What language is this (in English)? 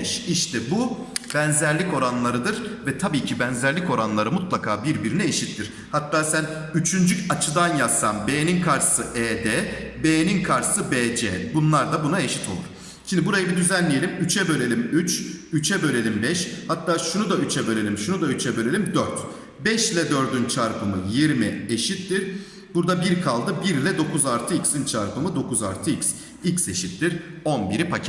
Turkish